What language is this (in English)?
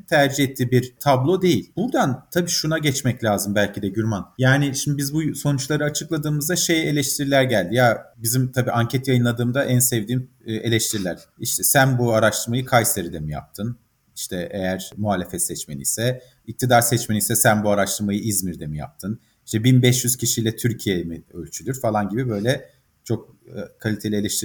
Turkish